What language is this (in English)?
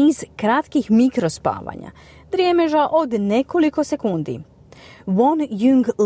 Croatian